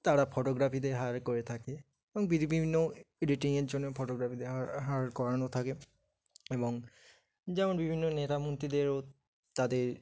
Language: Bangla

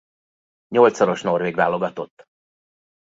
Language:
Hungarian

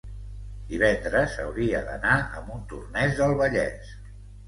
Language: Catalan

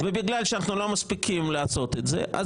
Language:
Hebrew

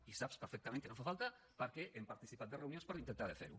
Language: Catalan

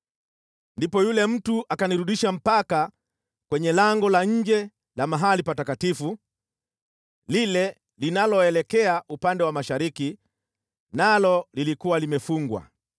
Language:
Swahili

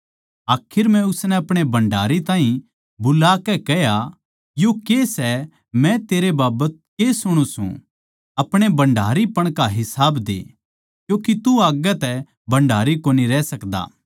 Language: Haryanvi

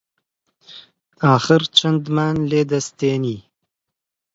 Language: Central Kurdish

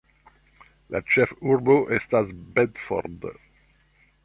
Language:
Esperanto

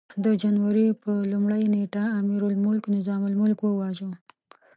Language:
Pashto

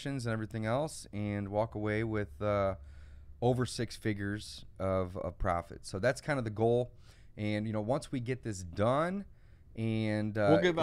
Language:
English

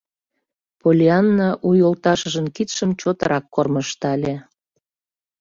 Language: Mari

